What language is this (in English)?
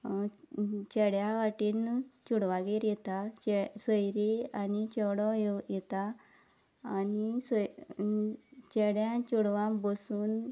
Konkani